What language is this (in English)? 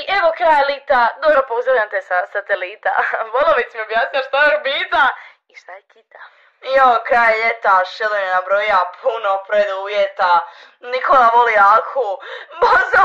Croatian